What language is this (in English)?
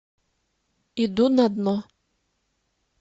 Russian